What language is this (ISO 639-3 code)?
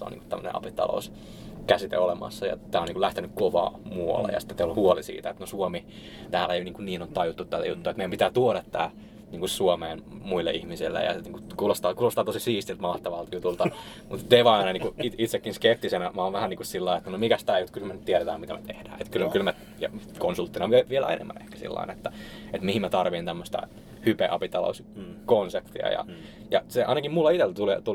fin